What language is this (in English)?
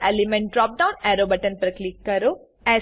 Gujarati